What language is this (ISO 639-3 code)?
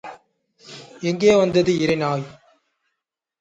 tam